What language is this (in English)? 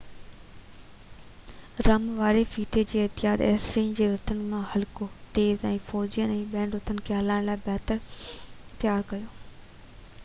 Sindhi